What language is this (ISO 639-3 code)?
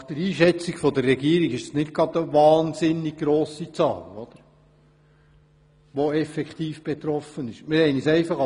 gsw